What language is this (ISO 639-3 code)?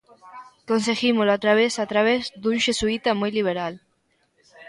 glg